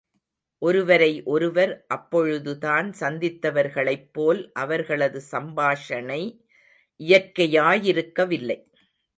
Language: Tamil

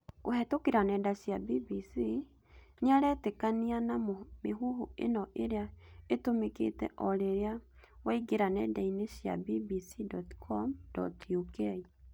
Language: Kikuyu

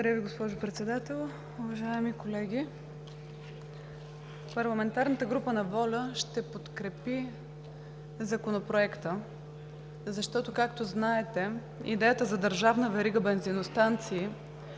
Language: Bulgarian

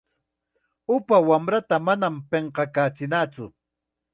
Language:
Chiquián Ancash Quechua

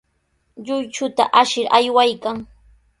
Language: Sihuas Ancash Quechua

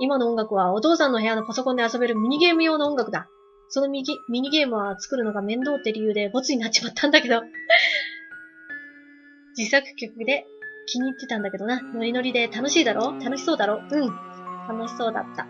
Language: Japanese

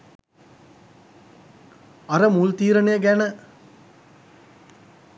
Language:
Sinhala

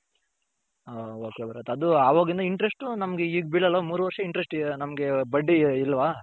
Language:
Kannada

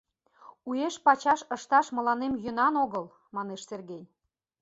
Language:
Mari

